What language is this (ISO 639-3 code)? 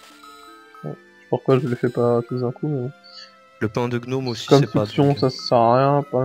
fra